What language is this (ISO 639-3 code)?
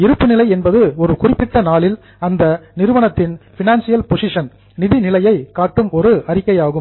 tam